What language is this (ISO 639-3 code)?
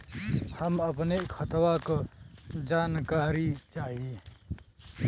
bho